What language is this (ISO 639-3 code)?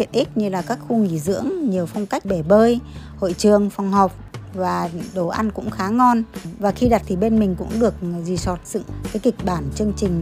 vie